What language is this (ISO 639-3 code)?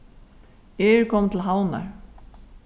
fao